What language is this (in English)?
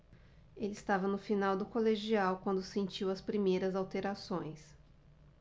Portuguese